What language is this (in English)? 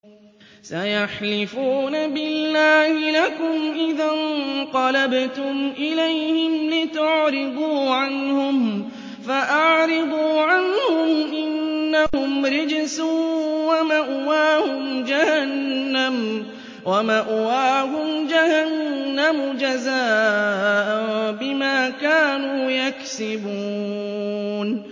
Arabic